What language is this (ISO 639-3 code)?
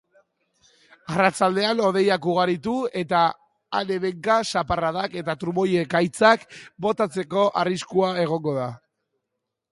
eus